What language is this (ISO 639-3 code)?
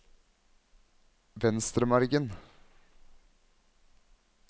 nor